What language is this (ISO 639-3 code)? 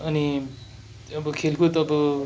nep